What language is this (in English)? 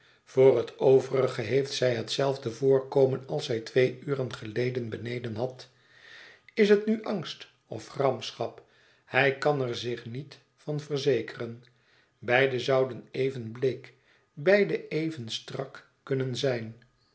Dutch